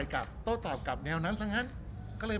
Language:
Thai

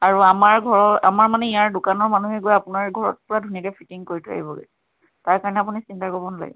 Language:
Assamese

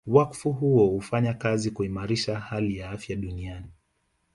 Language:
Swahili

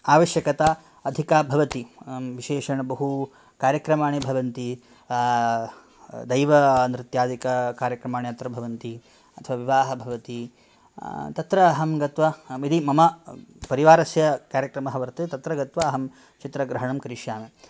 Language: Sanskrit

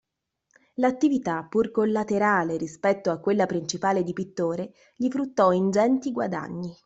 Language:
Italian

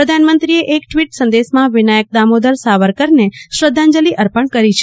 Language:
Gujarati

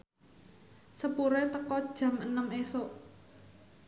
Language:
Javanese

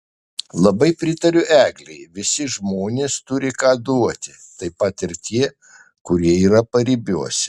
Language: Lithuanian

